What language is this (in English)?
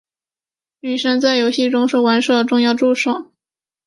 Chinese